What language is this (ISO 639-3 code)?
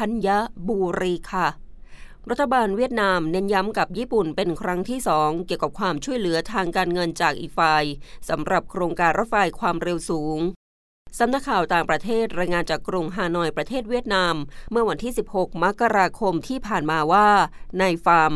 tha